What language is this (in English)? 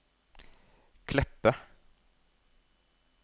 Norwegian